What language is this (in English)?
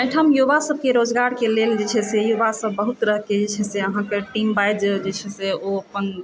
Maithili